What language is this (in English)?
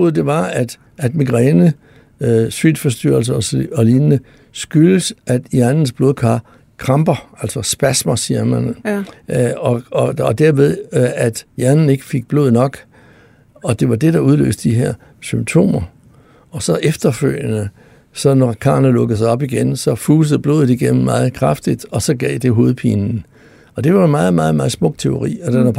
Danish